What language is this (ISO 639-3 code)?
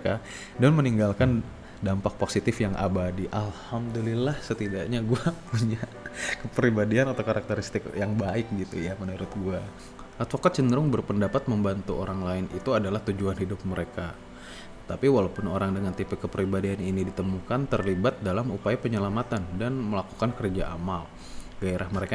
ind